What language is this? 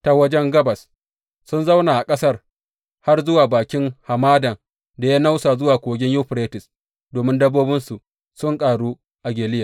Hausa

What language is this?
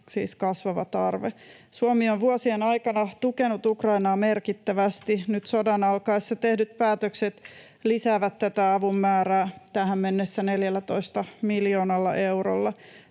Finnish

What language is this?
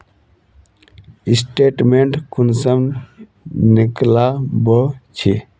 Magahi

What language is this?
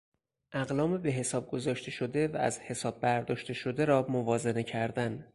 Persian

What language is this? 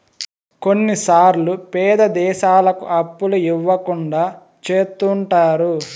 Telugu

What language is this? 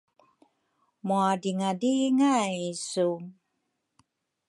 Rukai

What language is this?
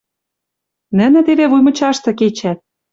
Western Mari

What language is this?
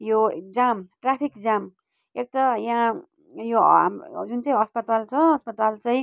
Nepali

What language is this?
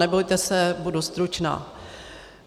Czech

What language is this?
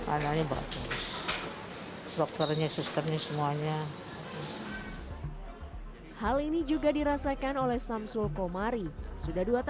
Indonesian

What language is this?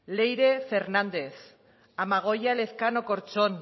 Basque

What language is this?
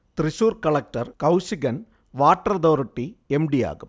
Malayalam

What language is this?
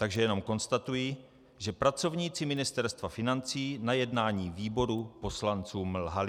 Czech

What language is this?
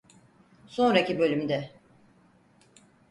Turkish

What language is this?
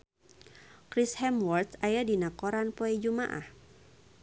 Sundanese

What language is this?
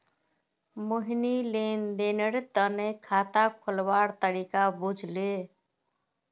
Magahi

